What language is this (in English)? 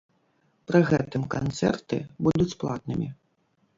Belarusian